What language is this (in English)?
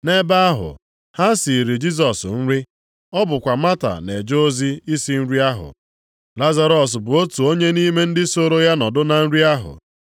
Igbo